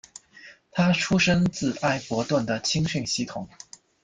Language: Chinese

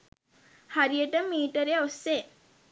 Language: Sinhala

